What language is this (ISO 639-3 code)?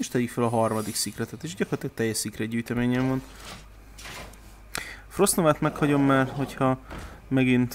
hun